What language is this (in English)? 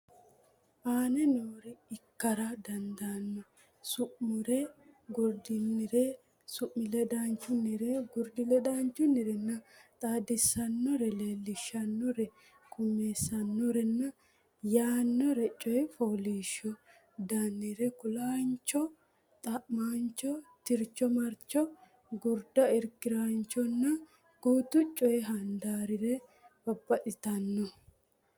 Sidamo